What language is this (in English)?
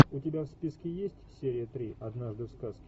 Russian